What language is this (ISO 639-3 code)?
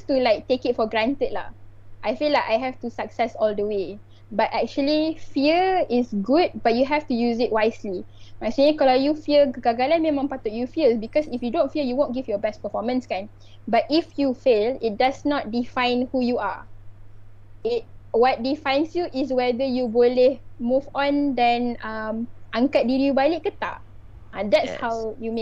msa